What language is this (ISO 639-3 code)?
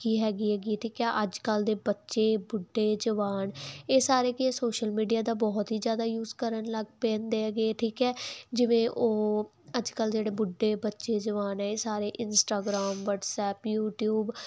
pan